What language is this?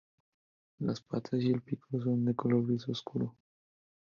Spanish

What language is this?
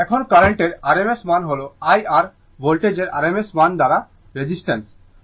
Bangla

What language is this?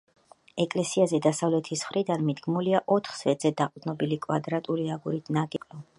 Georgian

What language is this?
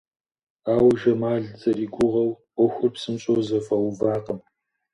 Kabardian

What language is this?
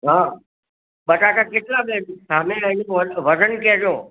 Gujarati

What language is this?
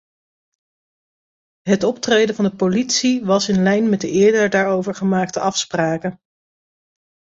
Dutch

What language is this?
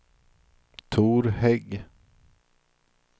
Swedish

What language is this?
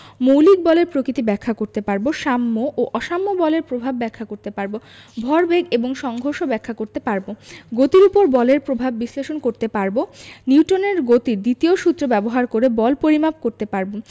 Bangla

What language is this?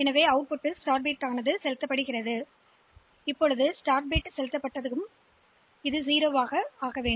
Tamil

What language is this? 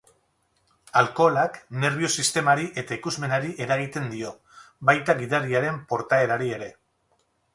Basque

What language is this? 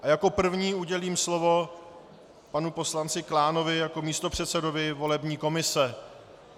Czech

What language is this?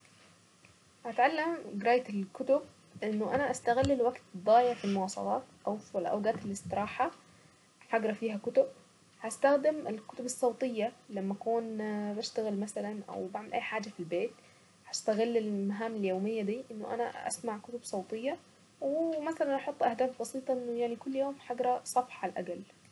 Saidi Arabic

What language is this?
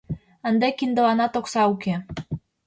Mari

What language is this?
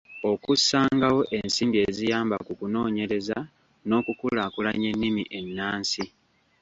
Ganda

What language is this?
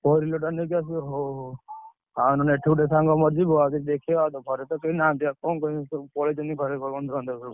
Odia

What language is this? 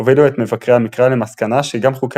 Hebrew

